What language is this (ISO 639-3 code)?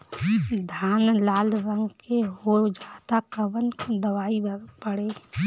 bho